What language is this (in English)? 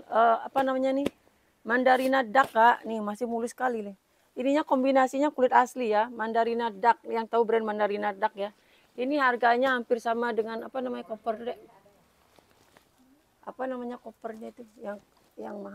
Indonesian